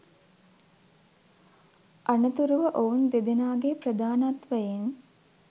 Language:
Sinhala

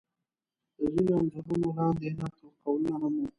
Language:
Pashto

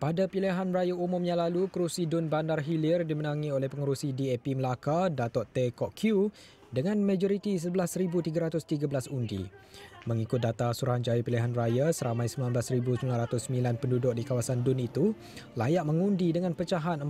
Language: Malay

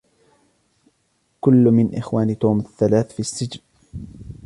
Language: Arabic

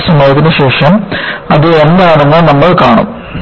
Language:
Malayalam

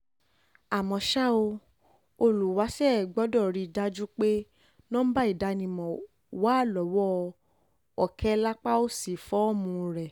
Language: Yoruba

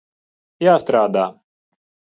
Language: Latvian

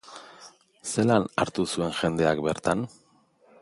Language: Basque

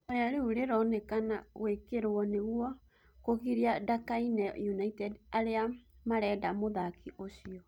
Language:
Kikuyu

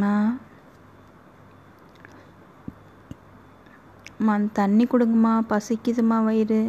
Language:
Tamil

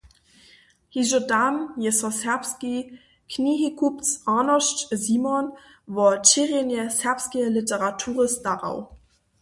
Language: Upper Sorbian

